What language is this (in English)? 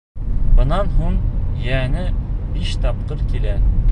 Bashkir